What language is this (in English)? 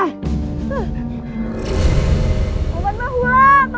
Indonesian